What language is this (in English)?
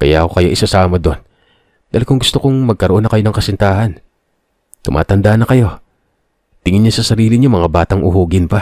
Filipino